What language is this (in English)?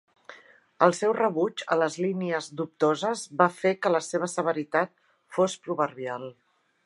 Catalan